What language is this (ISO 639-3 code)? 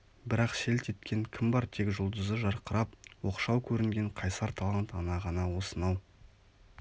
kaz